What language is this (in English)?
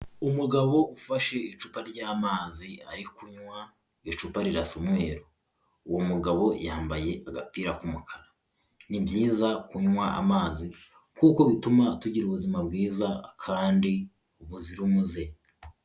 Kinyarwanda